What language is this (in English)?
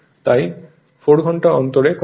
Bangla